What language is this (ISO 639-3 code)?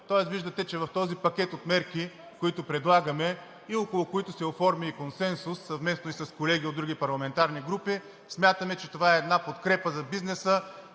bul